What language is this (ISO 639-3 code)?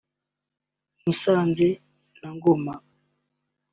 kin